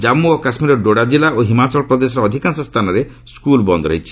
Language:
Odia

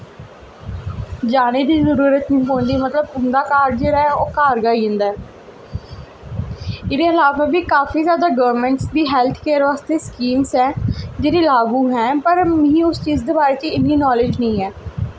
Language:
Dogri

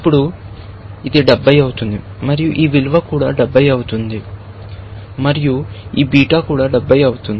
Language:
Telugu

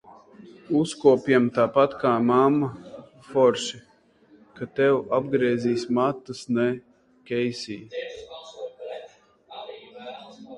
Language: Latvian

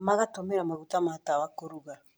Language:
Kikuyu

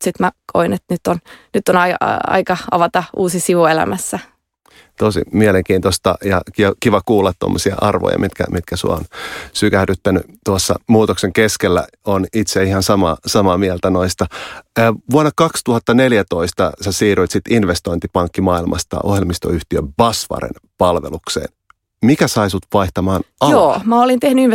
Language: Finnish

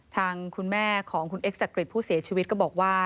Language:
Thai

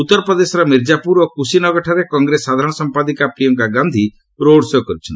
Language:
Odia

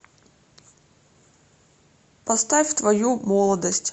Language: Russian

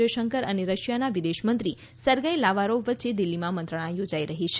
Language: Gujarati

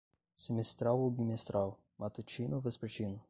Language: Portuguese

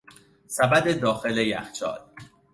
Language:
Persian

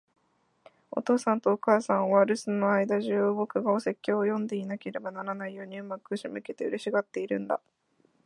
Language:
Japanese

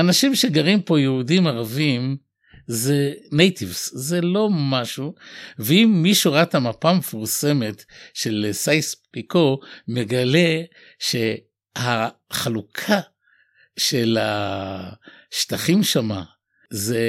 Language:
Hebrew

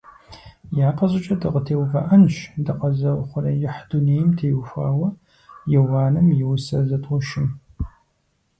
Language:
Kabardian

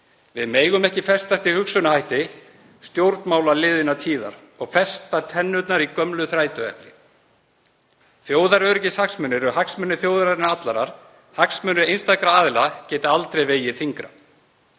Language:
Icelandic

